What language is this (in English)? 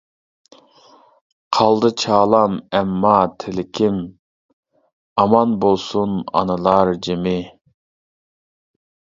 Uyghur